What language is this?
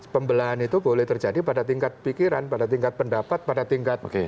Indonesian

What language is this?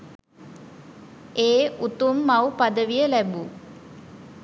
Sinhala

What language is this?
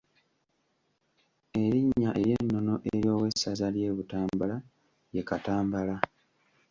Ganda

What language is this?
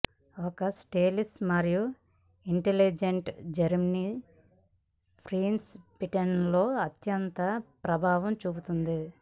Telugu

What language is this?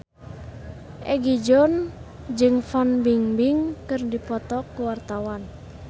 Sundanese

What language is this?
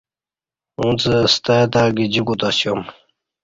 Kati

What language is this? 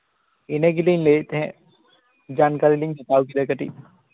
Santali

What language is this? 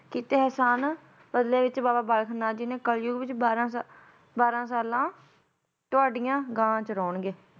Punjabi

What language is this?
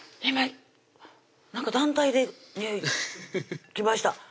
Japanese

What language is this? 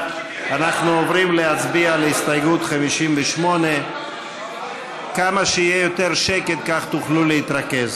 Hebrew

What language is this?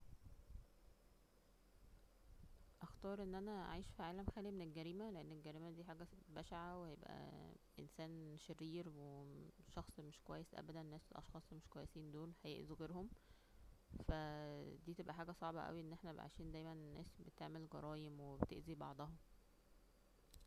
Egyptian Arabic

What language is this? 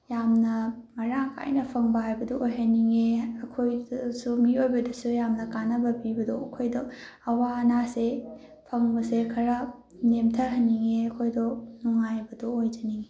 Manipuri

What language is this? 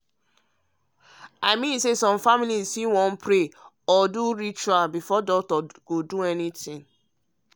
Nigerian Pidgin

